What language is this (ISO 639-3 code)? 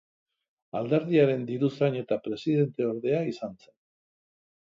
eus